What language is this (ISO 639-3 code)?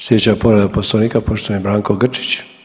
hrv